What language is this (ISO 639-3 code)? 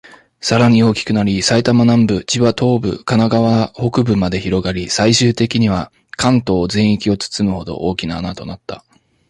jpn